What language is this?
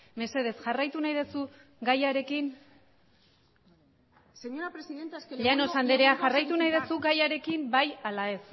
Basque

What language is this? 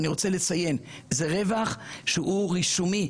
Hebrew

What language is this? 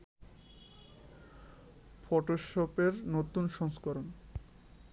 Bangla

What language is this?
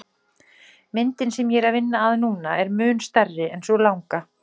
Icelandic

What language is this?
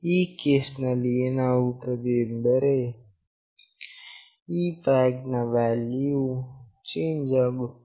Kannada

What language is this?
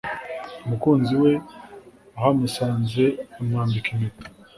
Kinyarwanda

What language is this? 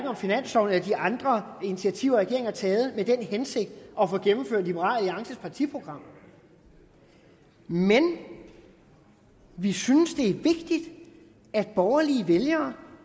Danish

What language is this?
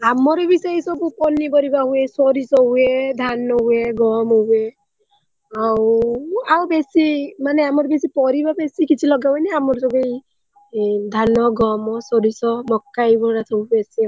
Odia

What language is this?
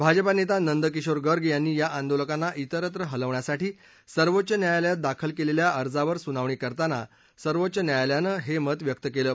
Marathi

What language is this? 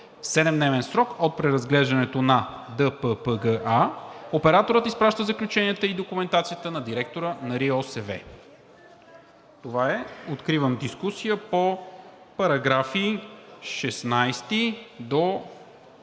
Bulgarian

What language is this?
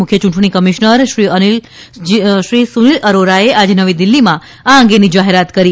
Gujarati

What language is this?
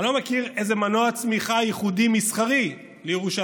Hebrew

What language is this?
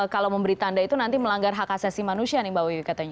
Indonesian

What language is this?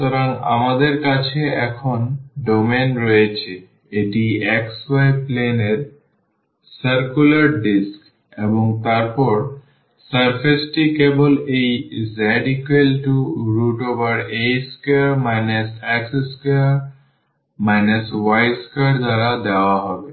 Bangla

